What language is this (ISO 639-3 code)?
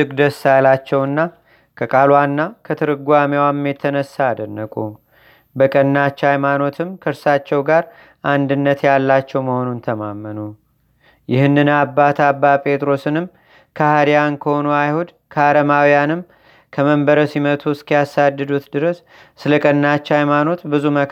amh